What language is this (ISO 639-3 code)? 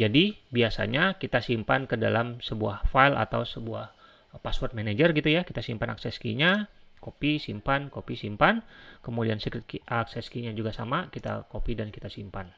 ind